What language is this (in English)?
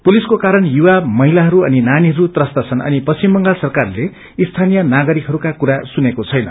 Nepali